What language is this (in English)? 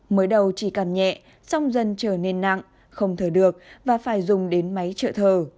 Vietnamese